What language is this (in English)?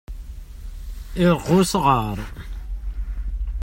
Kabyle